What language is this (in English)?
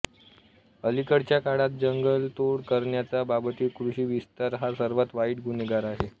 Marathi